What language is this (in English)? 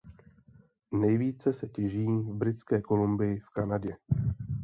Czech